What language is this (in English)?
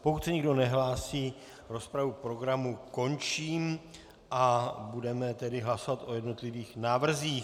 Czech